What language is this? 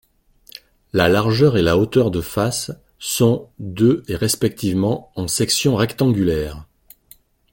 French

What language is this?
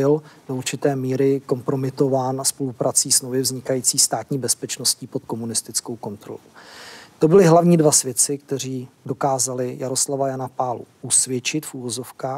Czech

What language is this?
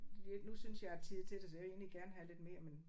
Danish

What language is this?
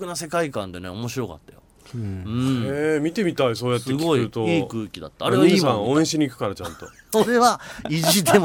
Japanese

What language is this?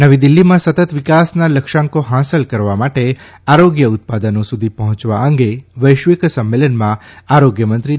Gujarati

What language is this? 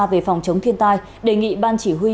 Vietnamese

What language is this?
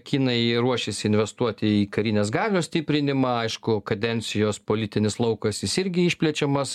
Lithuanian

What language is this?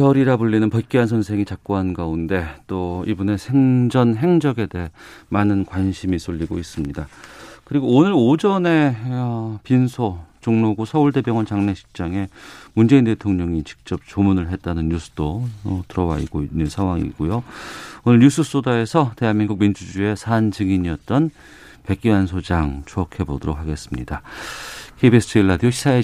Korean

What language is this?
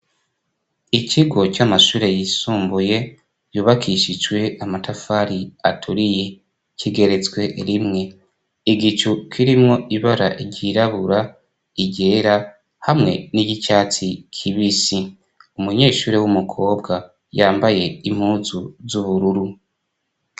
Rundi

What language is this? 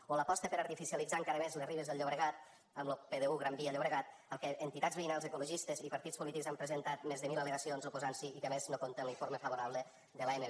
Catalan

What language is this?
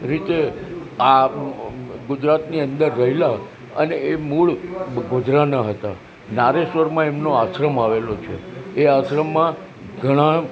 Gujarati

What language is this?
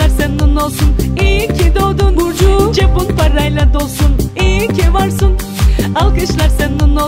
Turkish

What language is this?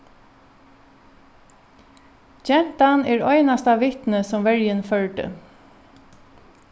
Faroese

